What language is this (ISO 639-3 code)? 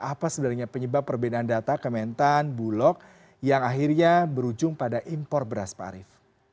ind